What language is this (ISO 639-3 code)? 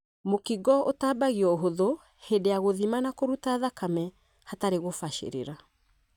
kik